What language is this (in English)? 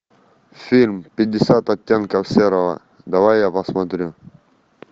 Russian